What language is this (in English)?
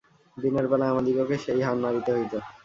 Bangla